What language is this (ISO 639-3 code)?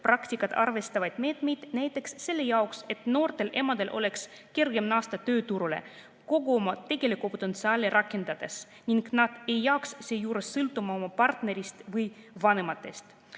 est